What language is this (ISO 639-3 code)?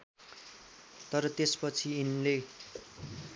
nep